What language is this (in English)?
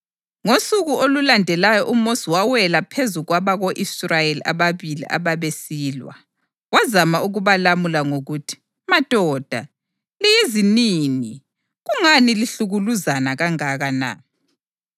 North Ndebele